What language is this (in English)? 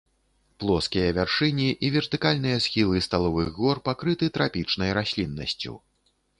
Belarusian